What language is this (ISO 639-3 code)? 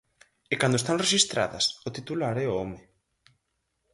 glg